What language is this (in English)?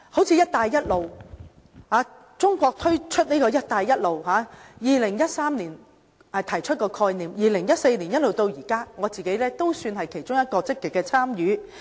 Cantonese